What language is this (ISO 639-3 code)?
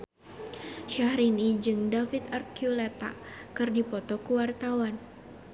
sun